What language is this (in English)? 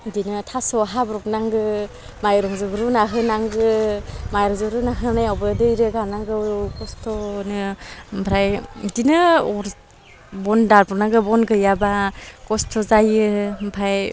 Bodo